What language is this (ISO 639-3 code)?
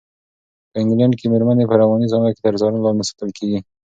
pus